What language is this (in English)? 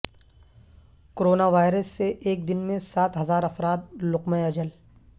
Urdu